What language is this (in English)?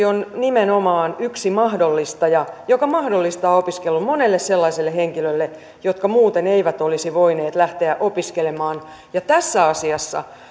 Finnish